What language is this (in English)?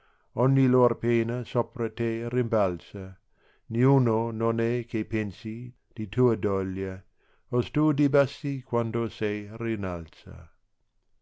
Italian